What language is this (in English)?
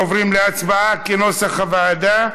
Hebrew